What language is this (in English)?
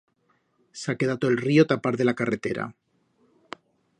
Aragonese